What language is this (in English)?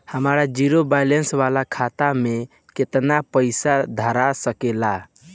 Bhojpuri